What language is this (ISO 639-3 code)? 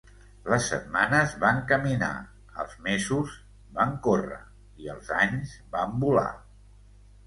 cat